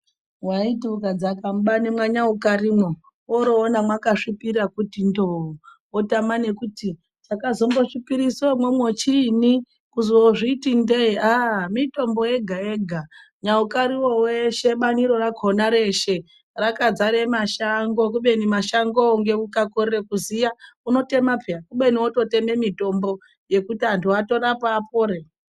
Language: Ndau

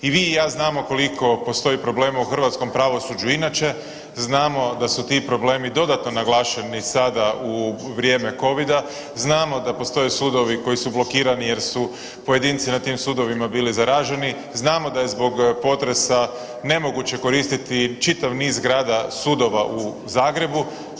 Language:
Croatian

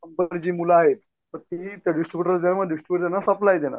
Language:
Marathi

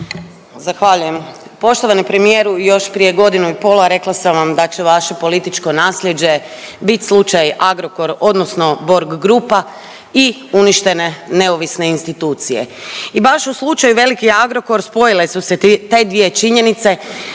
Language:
Croatian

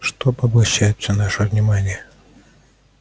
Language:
Russian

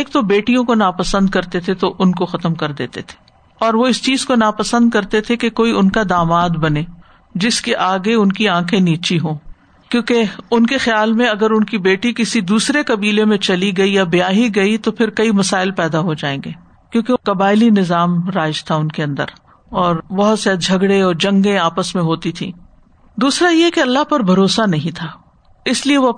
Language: Urdu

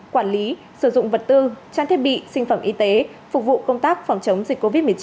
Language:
Vietnamese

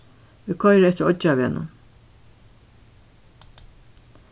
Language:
Faroese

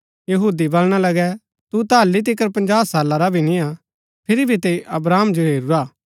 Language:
Gaddi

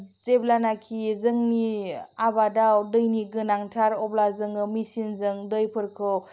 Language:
Bodo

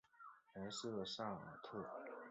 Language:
Chinese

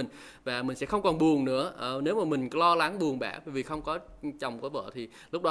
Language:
Vietnamese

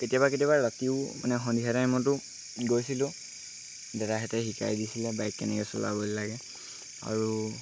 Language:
Assamese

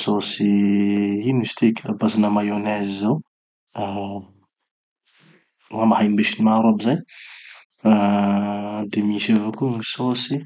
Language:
Tanosy Malagasy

